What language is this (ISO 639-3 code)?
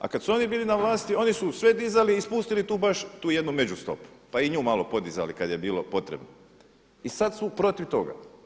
hrv